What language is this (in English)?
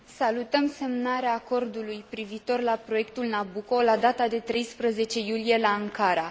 Romanian